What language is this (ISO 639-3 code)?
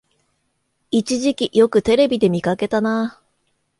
jpn